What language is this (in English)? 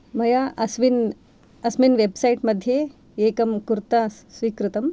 Sanskrit